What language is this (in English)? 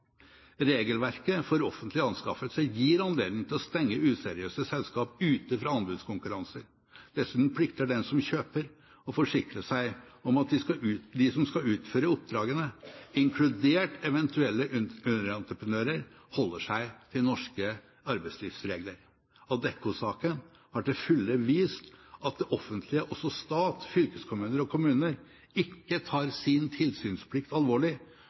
Norwegian Bokmål